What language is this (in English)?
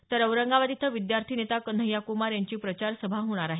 Marathi